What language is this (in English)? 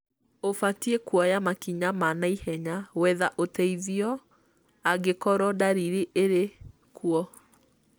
Kikuyu